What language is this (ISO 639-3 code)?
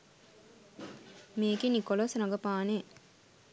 sin